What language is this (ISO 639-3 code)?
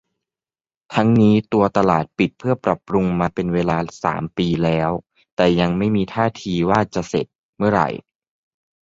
tha